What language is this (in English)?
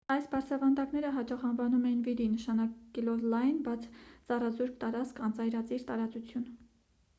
Armenian